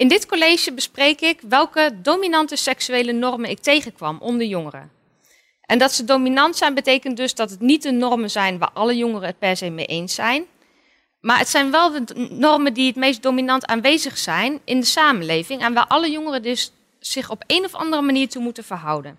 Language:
Dutch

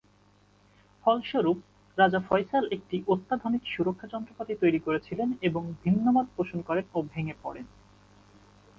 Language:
Bangla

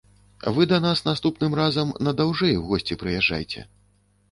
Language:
Belarusian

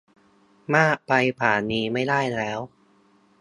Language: Thai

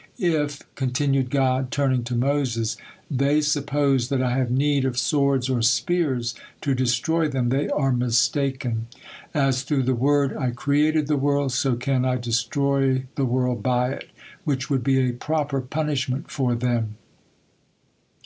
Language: English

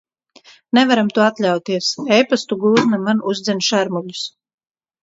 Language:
Latvian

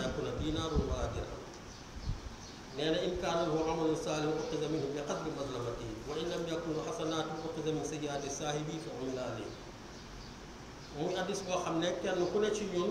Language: Indonesian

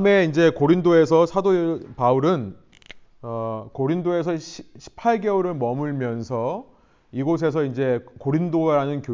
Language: Korean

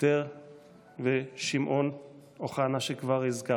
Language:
Hebrew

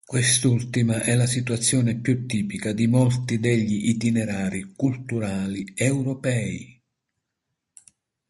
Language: Italian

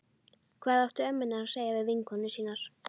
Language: Icelandic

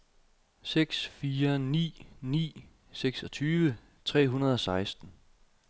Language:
Danish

